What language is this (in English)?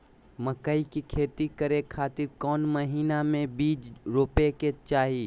Magahi